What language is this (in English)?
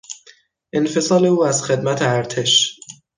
Persian